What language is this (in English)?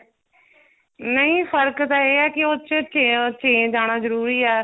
Punjabi